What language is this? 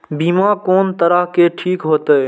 Maithili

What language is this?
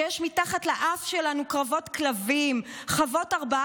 Hebrew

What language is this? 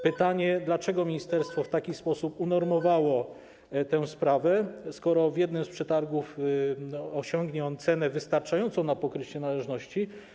Polish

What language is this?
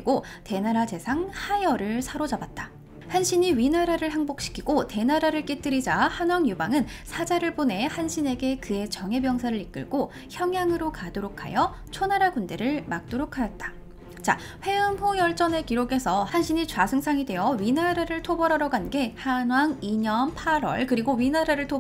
Korean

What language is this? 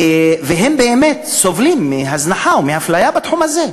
Hebrew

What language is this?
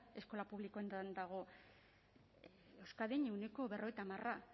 Basque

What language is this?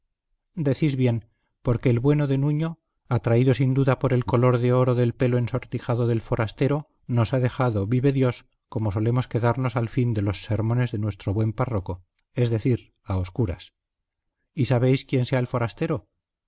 Spanish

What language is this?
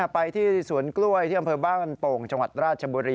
Thai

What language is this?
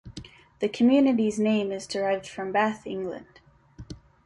English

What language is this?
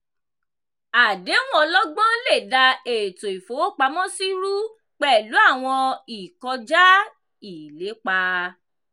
Yoruba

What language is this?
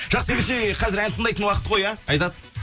Kazakh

